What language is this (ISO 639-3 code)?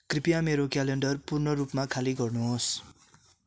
nep